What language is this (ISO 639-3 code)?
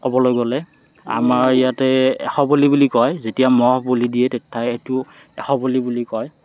asm